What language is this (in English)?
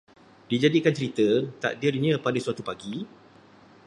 Malay